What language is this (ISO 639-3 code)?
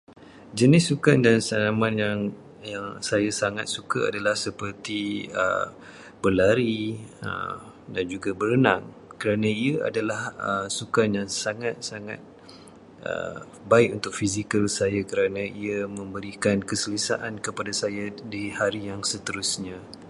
msa